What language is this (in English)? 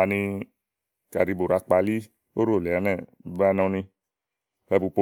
Igo